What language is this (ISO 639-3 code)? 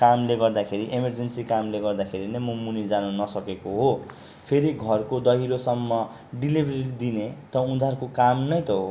nep